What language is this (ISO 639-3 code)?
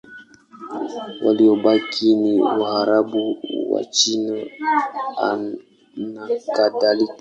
swa